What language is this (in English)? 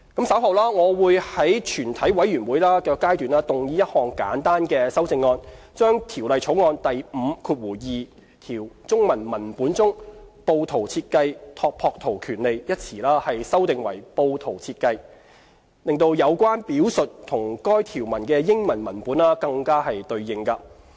Cantonese